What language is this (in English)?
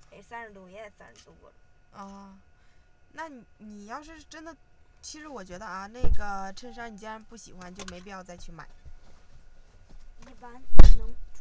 Chinese